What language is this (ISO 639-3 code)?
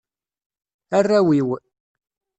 kab